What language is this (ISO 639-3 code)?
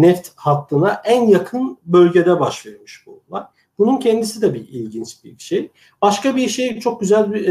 tur